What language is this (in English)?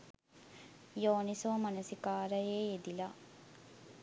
Sinhala